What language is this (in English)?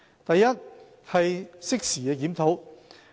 Cantonese